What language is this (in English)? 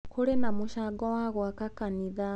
Kikuyu